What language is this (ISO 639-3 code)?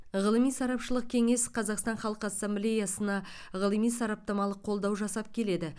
kaz